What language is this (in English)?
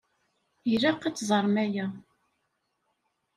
Kabyle